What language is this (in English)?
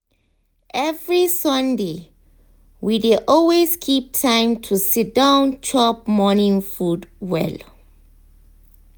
Nigerian Pidgin